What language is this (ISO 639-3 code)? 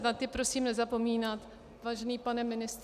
ces